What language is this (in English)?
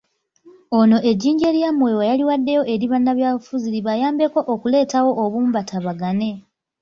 Ganda